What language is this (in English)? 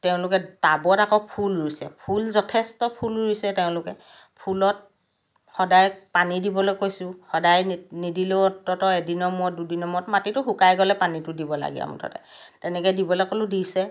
Assamese